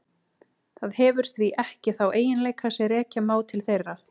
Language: Icelandic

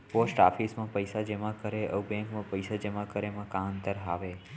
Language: Chhattisgarhi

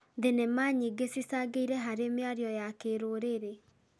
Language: Kikuyu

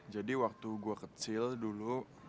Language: Indonesian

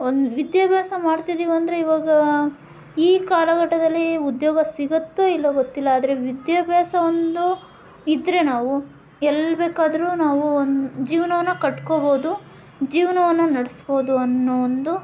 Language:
Kannada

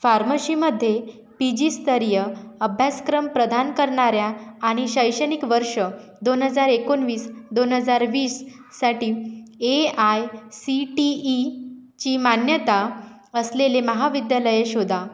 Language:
Marathi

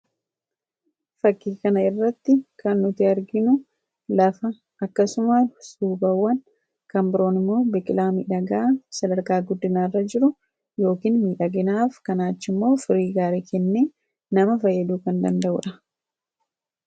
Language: Oromo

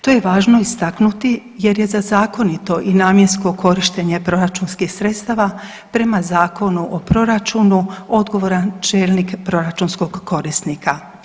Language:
Croatian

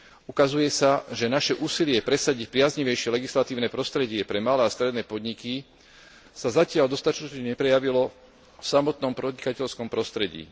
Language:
Slovak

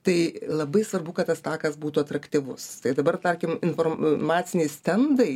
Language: Lithuanian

